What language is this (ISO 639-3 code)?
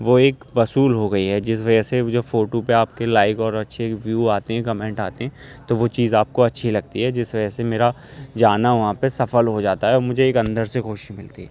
urd